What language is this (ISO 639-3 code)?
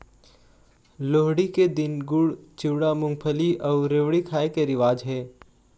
hne